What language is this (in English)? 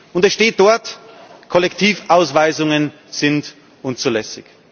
German